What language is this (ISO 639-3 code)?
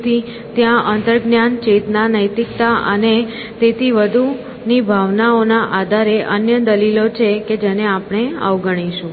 guj